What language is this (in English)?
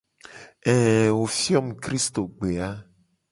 Gen